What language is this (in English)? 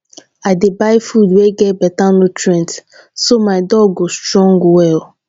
Nigerian Pidgin